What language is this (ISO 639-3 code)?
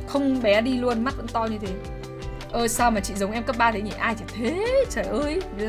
vie